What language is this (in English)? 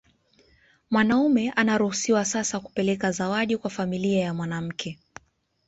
Swahili